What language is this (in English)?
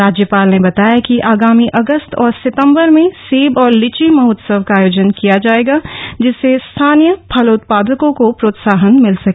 Hindi